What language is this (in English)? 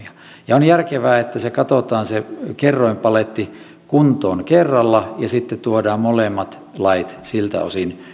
Finnish